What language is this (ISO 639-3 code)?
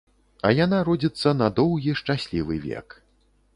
bel